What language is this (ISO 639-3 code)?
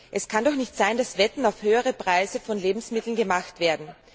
deu